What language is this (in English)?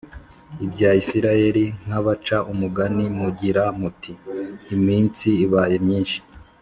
Kinyarwanda